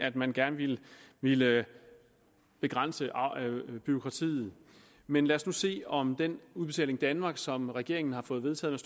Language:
Danish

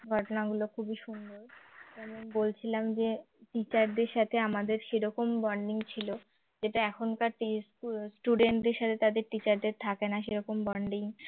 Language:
Bangla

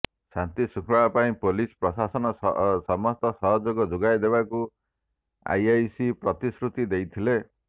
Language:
Odia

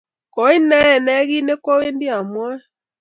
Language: Kalenjin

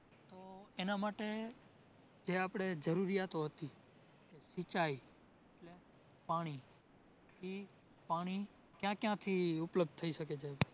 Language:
Gujarati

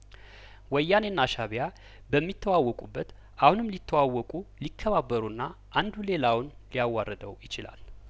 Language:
Amharic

